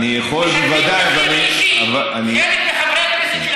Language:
Hebrew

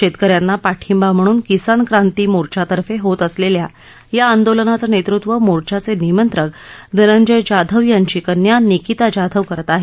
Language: Marathi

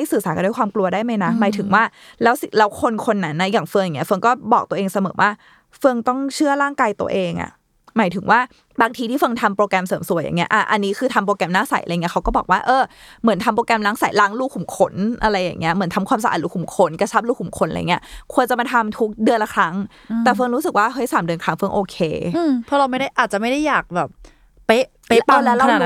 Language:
Thai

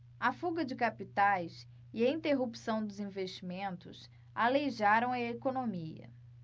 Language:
Portuguese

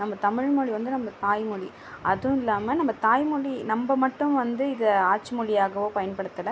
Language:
Tamil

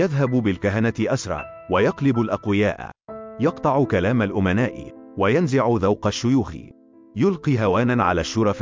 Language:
Arabic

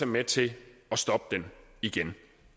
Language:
Danish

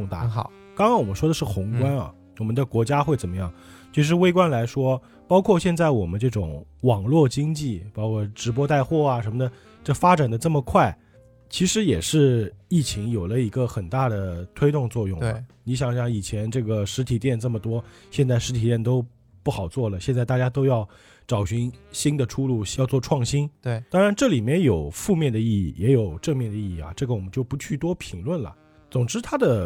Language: Chinese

